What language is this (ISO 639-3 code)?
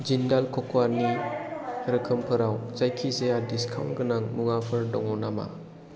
brx